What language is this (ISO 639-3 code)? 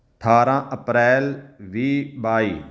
pan